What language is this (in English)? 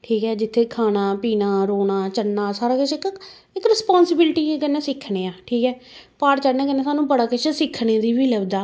Dogri